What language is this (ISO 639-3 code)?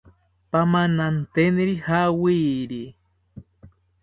cpy